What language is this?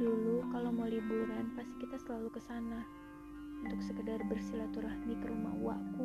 Indonesian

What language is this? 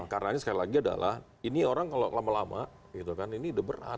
Indonesian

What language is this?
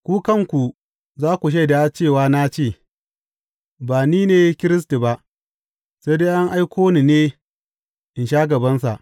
Hausa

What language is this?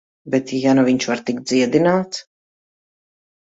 Latvian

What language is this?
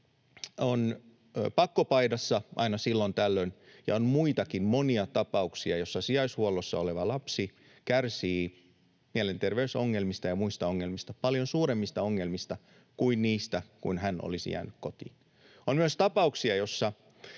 Finnish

